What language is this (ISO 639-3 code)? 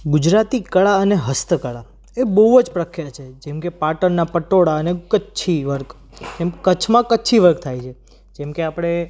guj